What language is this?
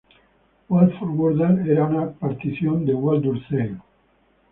Spanish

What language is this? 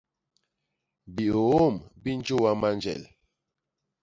Basaa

